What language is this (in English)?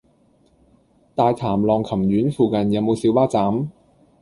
Cantonese